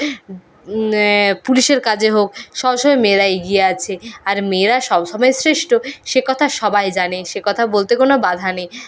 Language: Bangla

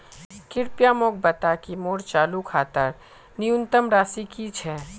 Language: Magahi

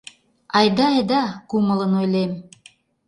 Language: Mari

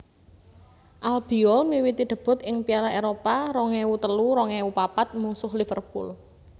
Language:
Javanese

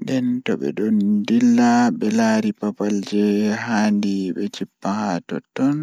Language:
Fula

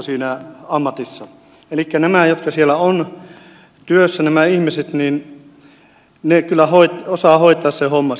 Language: Finnish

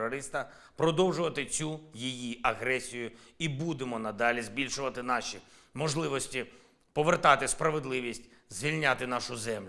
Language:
Ukrainian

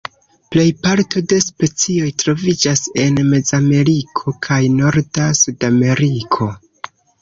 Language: Esperanto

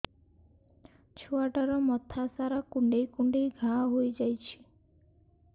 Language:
Odia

